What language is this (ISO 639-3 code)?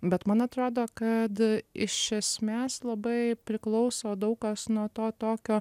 lit